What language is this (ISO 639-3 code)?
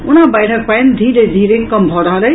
mai